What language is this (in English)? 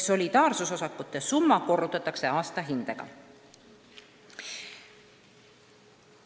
Estonian